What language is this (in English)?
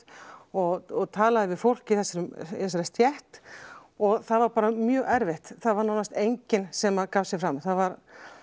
Icelandic